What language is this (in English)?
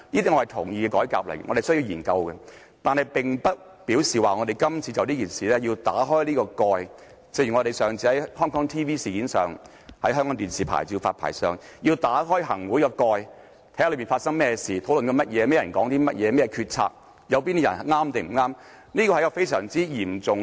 Cantonese